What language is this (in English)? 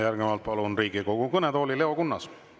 Estonian